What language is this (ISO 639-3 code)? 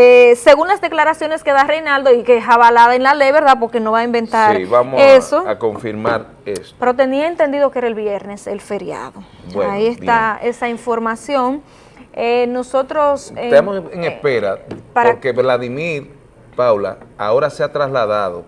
spa